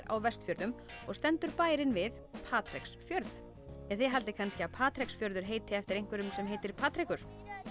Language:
Icelandic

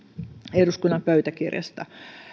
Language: Finnish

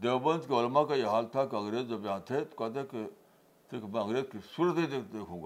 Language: Urdu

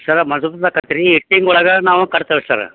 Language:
Kannada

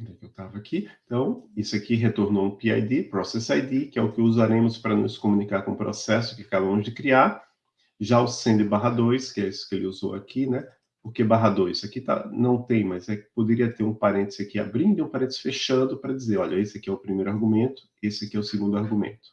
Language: Portuguese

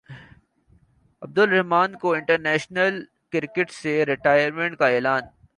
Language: Urdu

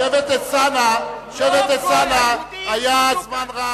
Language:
Hebrew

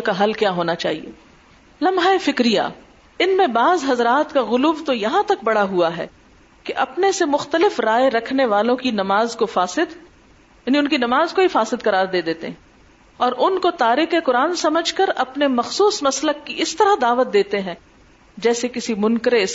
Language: Urdu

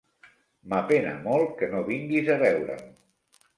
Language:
Catalan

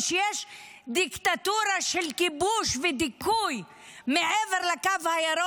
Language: Hebrew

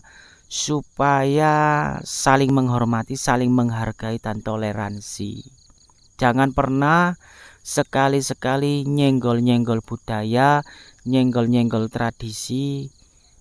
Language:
Indonesian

